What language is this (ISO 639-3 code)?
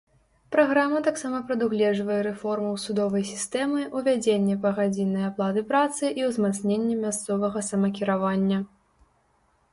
bel